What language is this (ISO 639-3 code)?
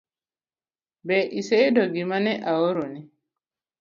luo